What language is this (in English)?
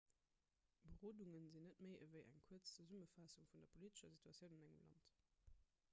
Luxembourgish